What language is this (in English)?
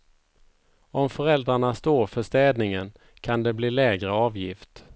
Swedish